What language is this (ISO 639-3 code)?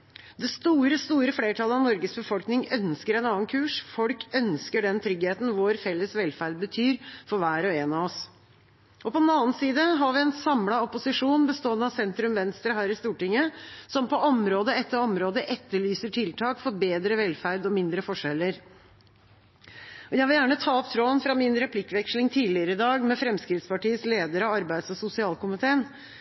nob